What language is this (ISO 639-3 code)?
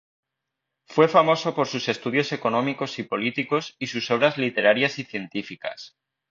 spa